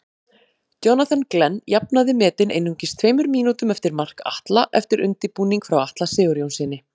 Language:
Icelandic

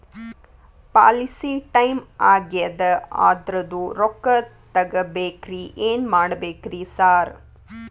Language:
Kannada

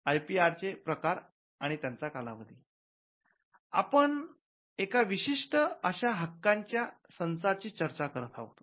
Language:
Marathi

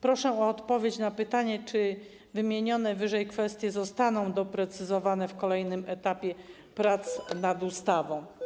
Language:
Polish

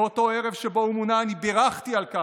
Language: Hebrew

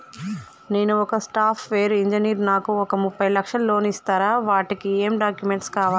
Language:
Telugu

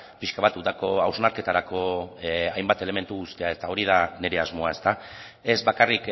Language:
Basque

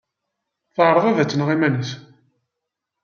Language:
Kabyle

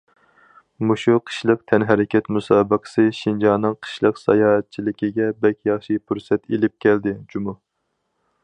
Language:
Uyghur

